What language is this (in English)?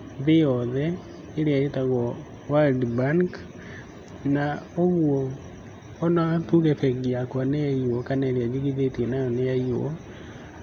Kikuyu